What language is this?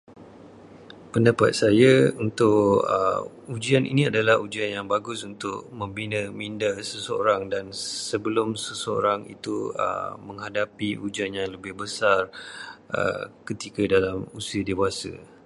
Malay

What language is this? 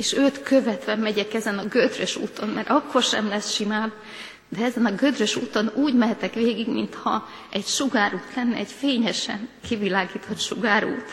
Hungarian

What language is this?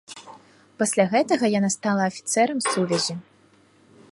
Belarusian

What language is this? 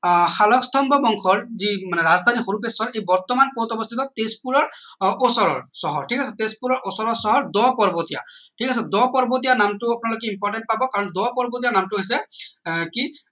Assamese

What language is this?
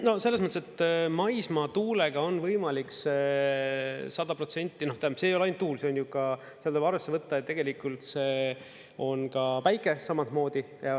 Estonian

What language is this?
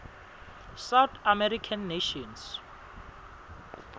Swati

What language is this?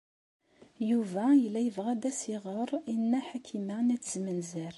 Kabyle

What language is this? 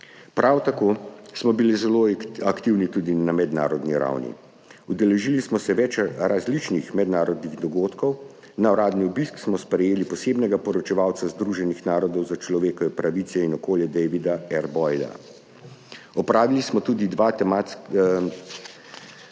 Slovenian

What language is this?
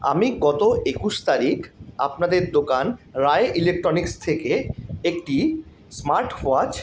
Bangla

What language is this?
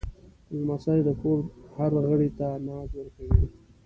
Pashto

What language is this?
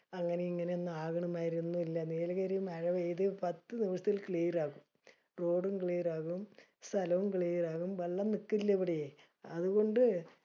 Malayalam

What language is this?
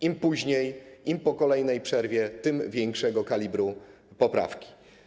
Polish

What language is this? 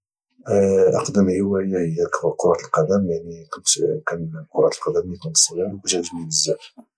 Moroccan Arabic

